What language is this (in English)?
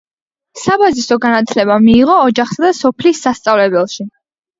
Georgian